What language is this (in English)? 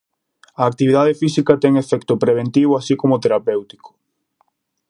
Galician